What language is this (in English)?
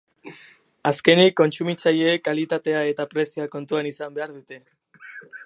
Basque